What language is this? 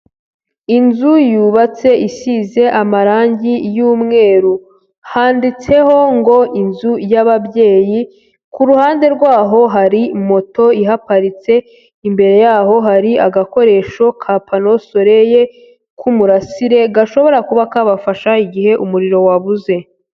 Kinyarwanda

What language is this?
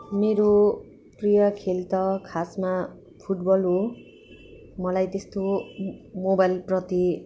Nepali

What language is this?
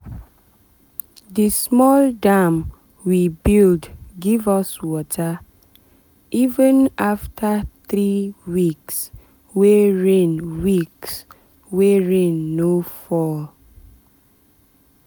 Nigerian Pidgin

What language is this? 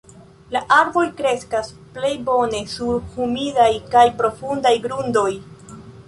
Esperanto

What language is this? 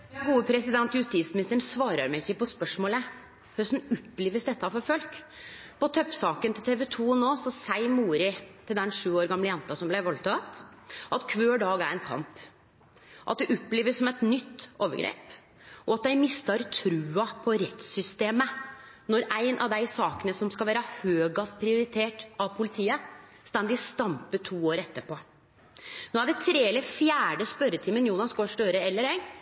Norwegian Nynorsk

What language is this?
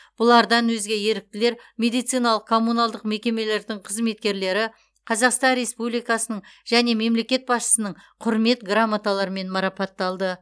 Kazakh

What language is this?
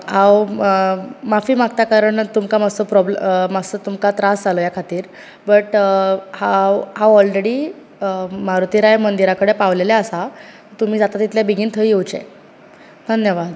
Konkani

